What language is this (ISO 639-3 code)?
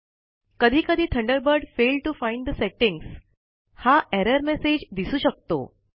mar